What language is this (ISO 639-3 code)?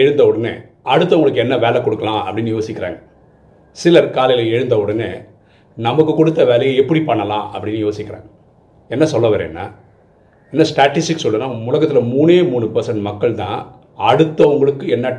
tam